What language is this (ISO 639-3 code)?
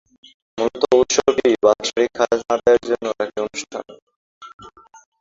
ben